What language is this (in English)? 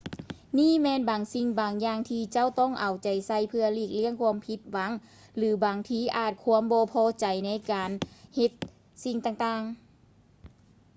Lao